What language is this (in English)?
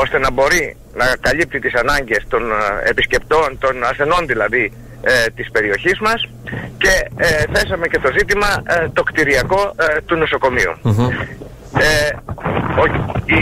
Greek